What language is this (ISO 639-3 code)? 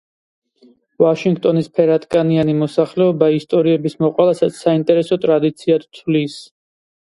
kat